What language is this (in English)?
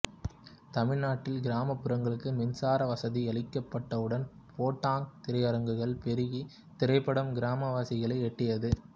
Tamil